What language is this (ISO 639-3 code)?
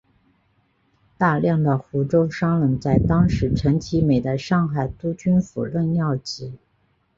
zho